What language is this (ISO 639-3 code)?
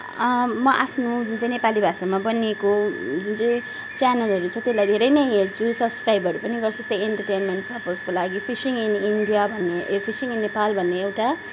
nep